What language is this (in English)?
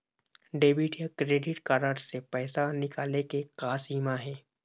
Chhattisgarhi